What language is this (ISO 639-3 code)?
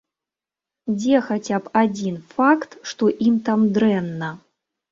bel